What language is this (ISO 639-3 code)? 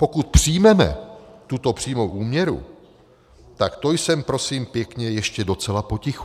ces